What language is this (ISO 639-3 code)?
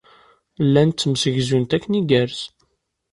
kab